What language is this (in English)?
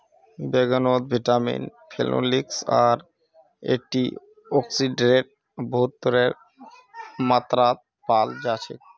Magahi